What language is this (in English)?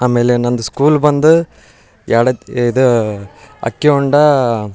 Kannada